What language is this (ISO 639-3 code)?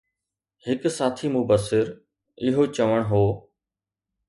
snd